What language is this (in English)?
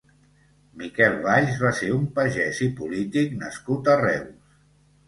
Catalan